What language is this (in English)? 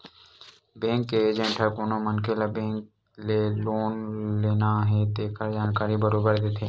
Chhattisgarhi